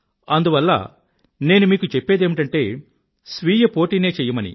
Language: Telugu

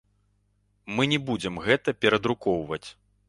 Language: Belarusian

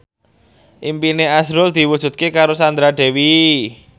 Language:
Javanese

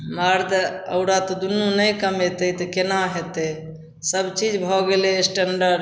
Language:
Maithili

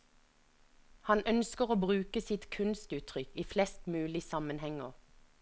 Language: Norwegian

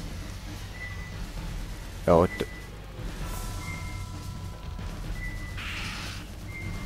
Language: Hungarian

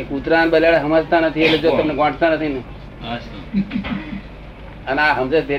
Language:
Gujarati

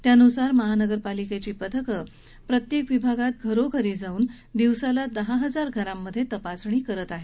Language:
Marathi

